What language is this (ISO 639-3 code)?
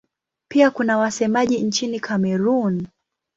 swa